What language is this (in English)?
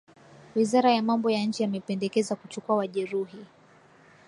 Swahili